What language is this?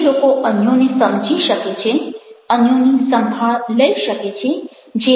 Gujarati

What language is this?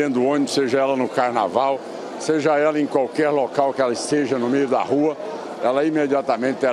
Portuguese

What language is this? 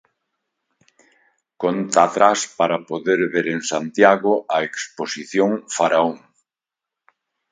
Galician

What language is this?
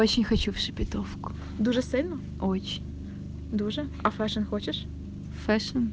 Russian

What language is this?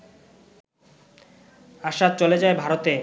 Bangla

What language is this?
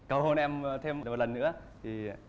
Vietnamese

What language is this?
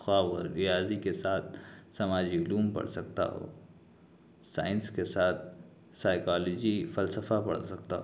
Urdu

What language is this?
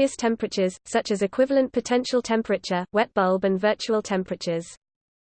English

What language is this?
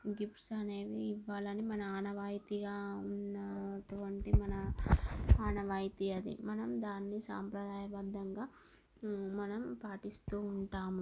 Telugu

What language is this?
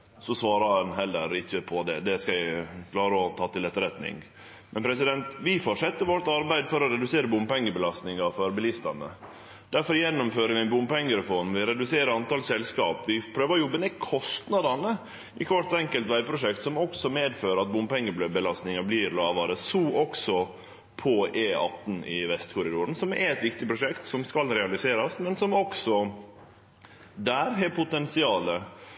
Norwegian Nynorsk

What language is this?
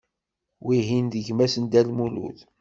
Kabyle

